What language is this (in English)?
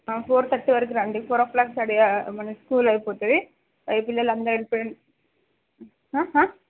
Telugu